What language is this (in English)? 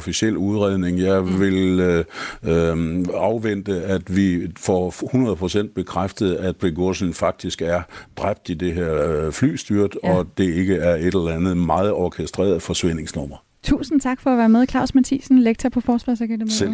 Danish